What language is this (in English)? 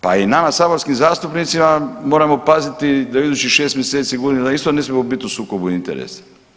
Croatian